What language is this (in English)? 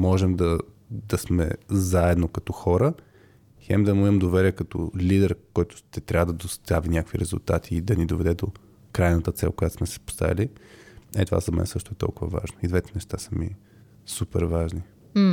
Bulgarian